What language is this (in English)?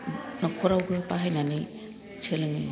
Bodo